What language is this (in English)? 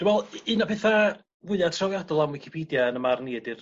Welsh